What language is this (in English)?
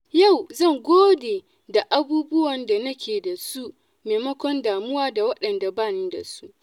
Hausa